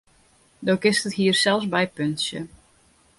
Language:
Western Frisian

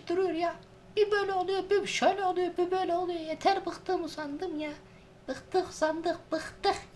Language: Turkish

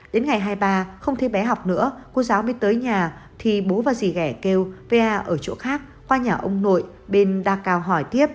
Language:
Vietnamese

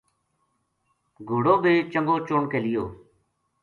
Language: Gujari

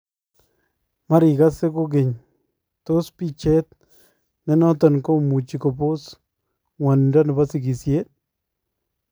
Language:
Kalenjin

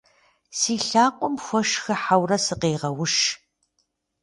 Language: Kabardian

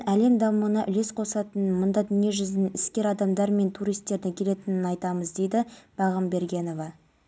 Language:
Kazakh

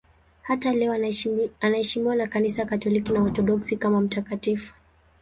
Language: Swahili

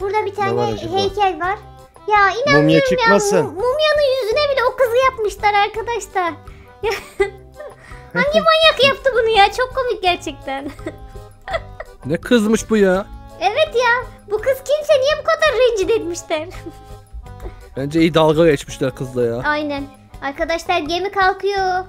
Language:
Turkish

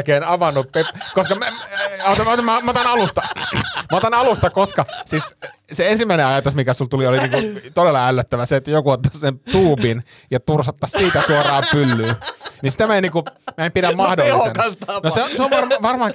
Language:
Finnish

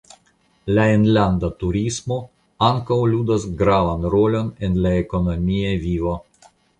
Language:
Esperanto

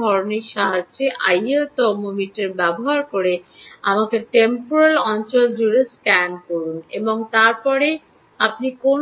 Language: Bangla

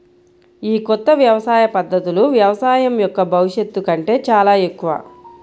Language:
Telugu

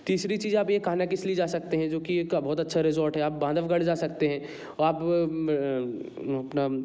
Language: Hindi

